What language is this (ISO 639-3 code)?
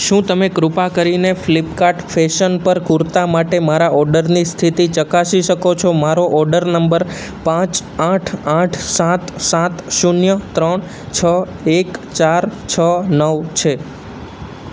guj